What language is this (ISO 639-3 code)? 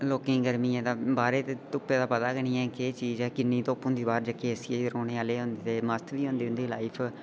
doi